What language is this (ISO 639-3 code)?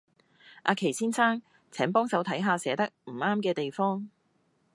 yue